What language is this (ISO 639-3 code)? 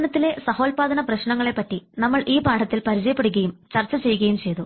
mal